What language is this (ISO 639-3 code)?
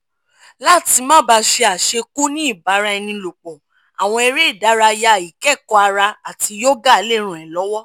yor